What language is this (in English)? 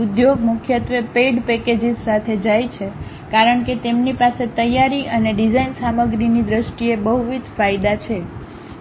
Gujarati